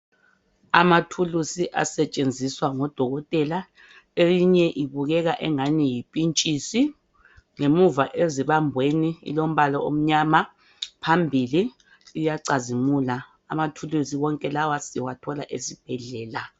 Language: North Ndebele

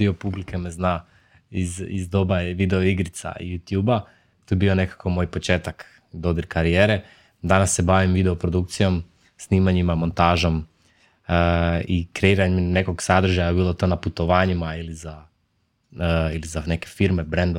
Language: Croatian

